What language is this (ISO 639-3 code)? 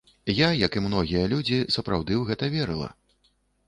bel